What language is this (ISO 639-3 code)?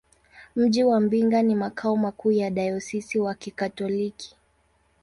swa